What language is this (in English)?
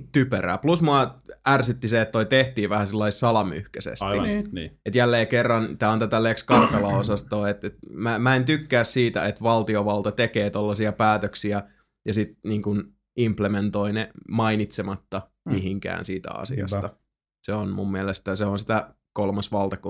Finnish